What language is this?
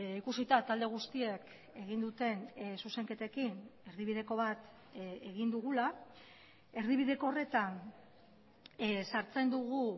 Basque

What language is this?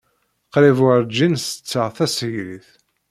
Kabyle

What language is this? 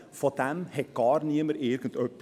Swiss German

